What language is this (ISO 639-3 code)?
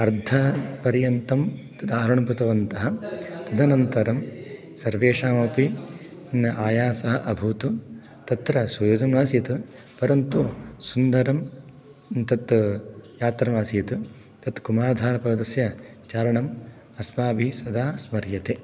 san